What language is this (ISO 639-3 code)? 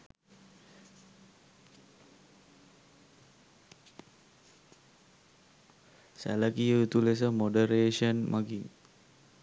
sin